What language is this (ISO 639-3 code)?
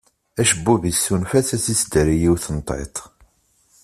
kab